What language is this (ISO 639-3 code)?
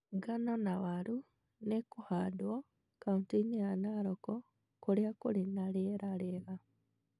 kik